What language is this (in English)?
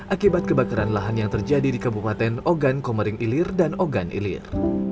Indonesian